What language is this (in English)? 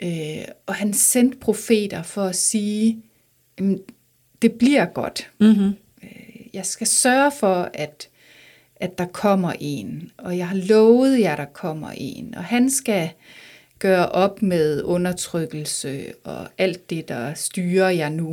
Danish